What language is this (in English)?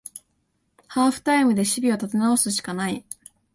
Japanese